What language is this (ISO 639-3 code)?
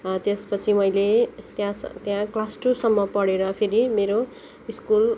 nep